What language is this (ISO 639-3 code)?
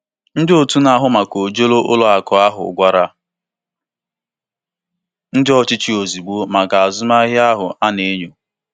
ibo